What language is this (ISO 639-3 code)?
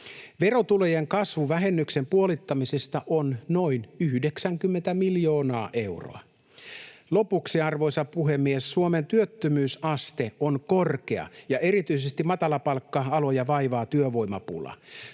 fin